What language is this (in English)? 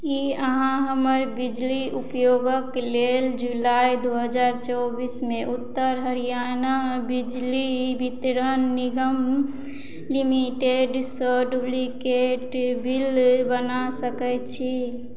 Maithili